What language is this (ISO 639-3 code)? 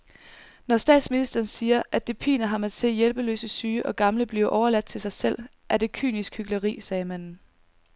dan